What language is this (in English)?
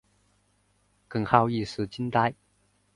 Chinese